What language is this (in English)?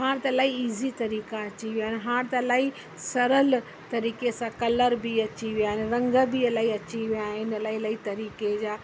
Sindhi